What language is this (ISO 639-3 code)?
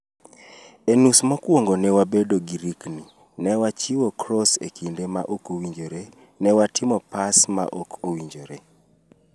luo